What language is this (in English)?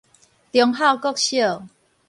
Min Nan Chinese